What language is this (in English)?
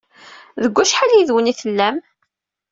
Kabyle